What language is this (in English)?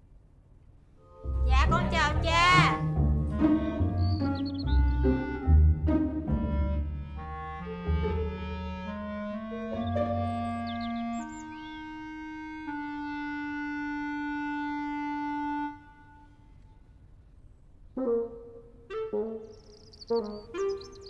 Vietnamese